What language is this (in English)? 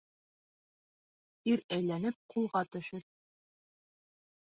Bashkir